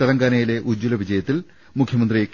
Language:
Malayalam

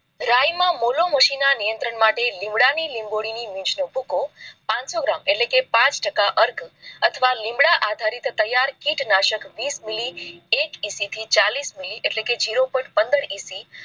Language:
Gujarati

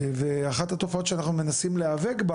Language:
Hebrew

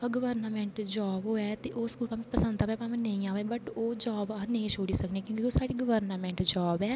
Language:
Dogri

